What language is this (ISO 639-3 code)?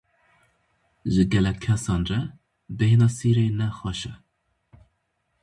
kur